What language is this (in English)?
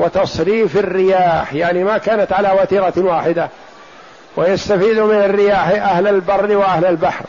Arabic